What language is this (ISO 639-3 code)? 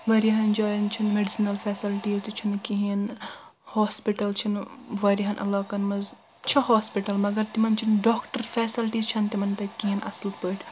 kas